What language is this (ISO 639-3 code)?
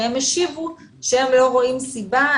heb